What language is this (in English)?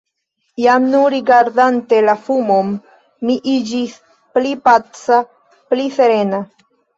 Esperanto